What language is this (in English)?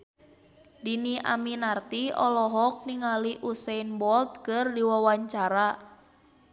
Sundanese